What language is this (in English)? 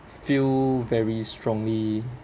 English